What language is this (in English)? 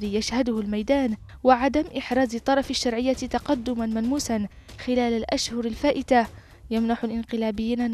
Arabic